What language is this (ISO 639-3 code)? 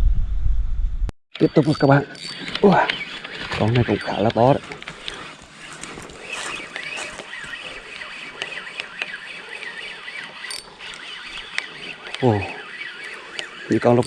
vie